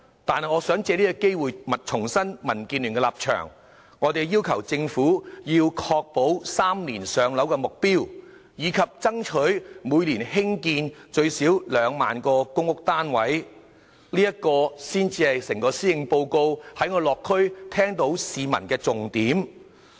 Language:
Cantonese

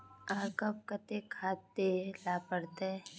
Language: Magahi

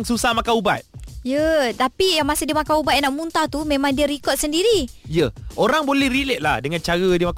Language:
Malay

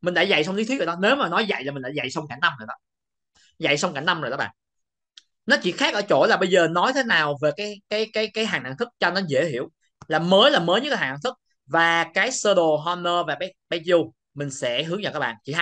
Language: Vietnamese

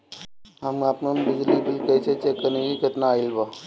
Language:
Bhojpuri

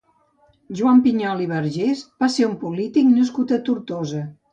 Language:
Catalan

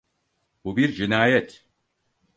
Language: Turkish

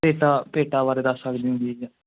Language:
Punjabi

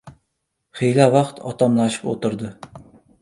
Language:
Uzbek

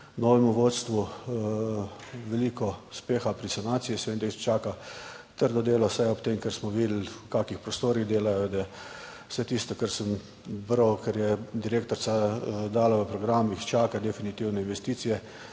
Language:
Slovenian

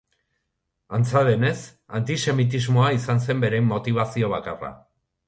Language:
Basque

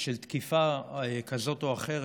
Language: Hebrew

